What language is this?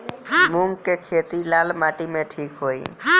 Bhojpuri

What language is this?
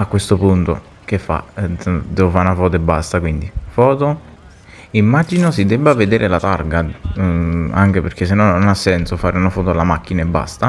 Italian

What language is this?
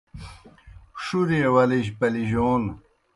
Kohistani Shina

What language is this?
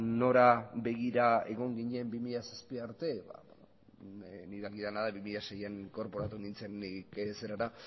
Basque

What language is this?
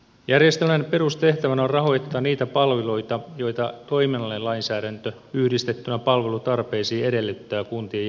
Finnish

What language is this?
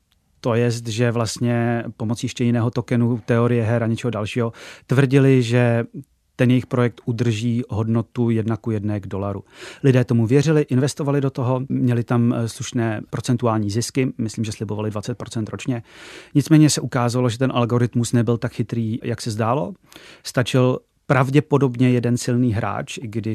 Czech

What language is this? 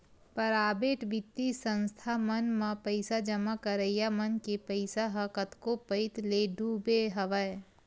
Chhattisgarhi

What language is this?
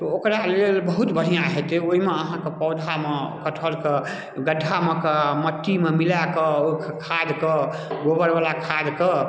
Maithili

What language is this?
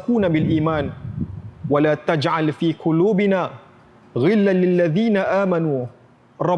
Malay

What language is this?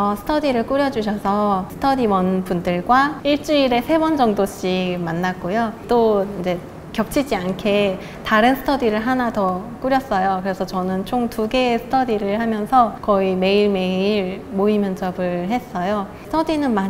Korean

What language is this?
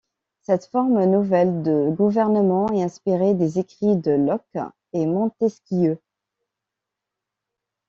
French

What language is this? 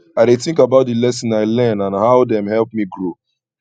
Nigerian Pidgin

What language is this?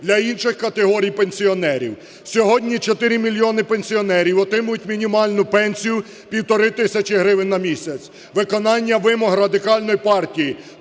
Ukrainian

